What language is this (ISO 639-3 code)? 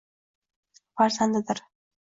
uzb